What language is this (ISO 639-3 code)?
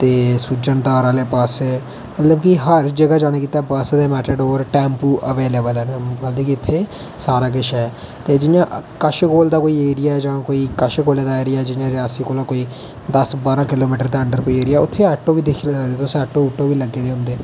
doi